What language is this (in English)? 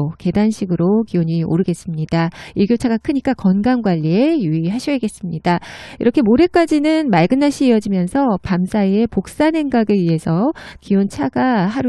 Korean